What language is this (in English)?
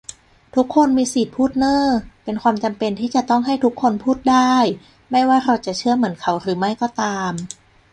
Thai